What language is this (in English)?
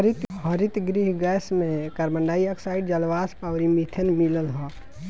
Bhojpuri